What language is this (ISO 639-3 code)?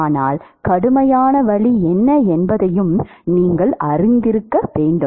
tam